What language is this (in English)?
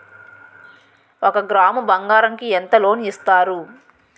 Telugu